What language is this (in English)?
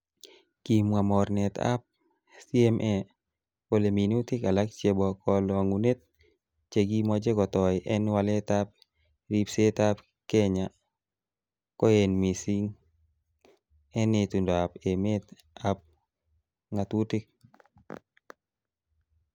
Kalenjin